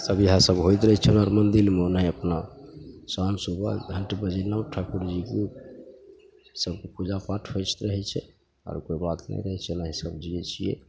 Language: Maithili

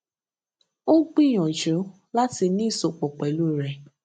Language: Yoruba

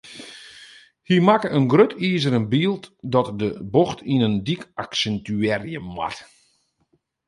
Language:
Western Frisian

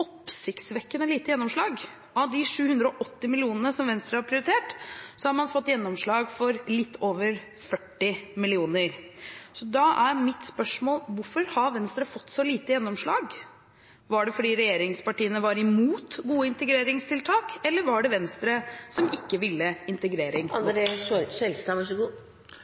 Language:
Norwegian Bokmål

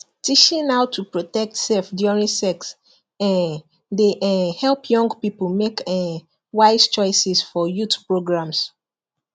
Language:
Nigerian Pidgin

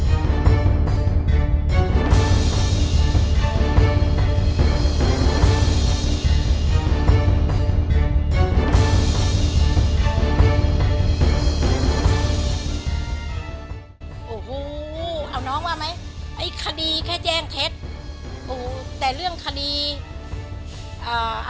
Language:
Thai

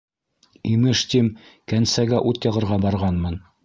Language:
Bashkir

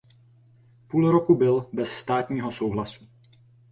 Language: Czech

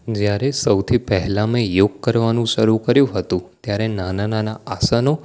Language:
Gujarati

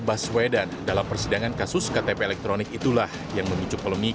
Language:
Indonesian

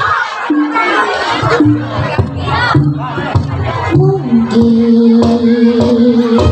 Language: Indonesian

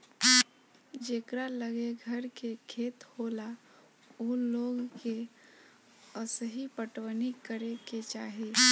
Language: Bhojpuri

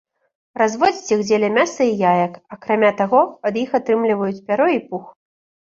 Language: Belarusian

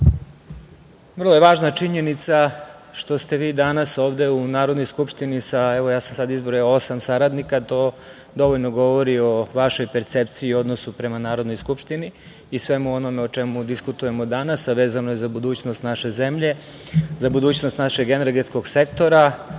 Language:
Serbian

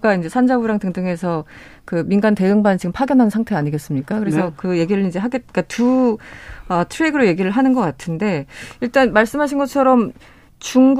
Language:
Korean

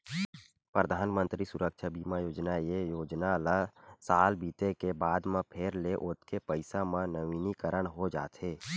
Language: Chhattisgarhi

